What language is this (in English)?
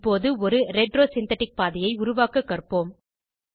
Tamil